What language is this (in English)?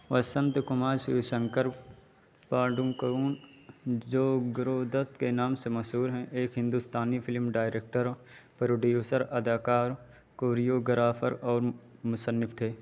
Urdu